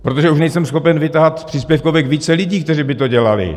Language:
Czech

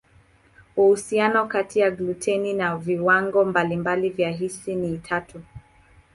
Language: Swahili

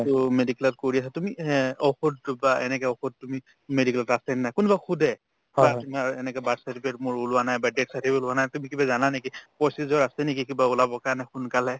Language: Assamese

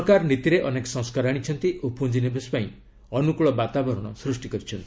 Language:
Odia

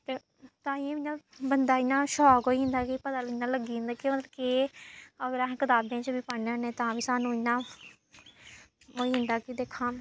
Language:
Dogri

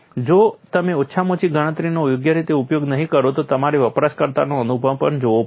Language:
Gujarati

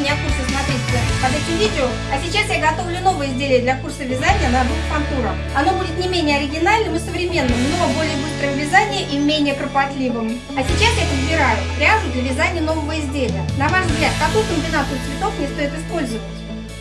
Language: Russian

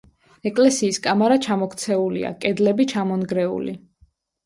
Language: Georgian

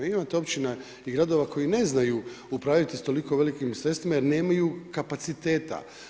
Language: Croatian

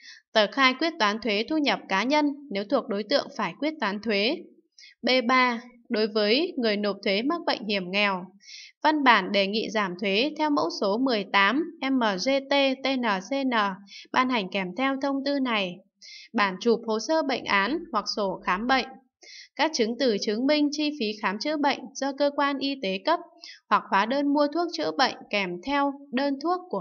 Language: Vietnamese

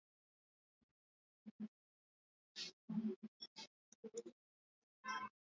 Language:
Swahili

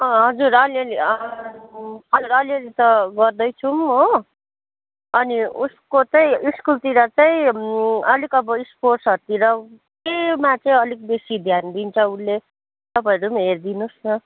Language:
Nepali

